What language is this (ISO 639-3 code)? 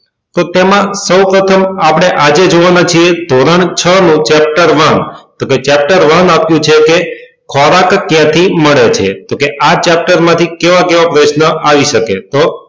guj